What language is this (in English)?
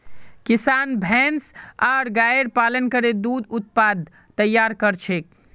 Magahi